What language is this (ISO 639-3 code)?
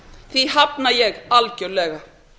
isl